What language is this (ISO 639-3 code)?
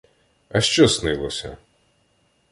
ukr